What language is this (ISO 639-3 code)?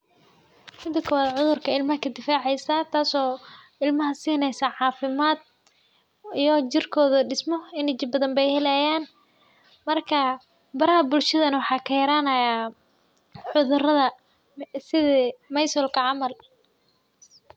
som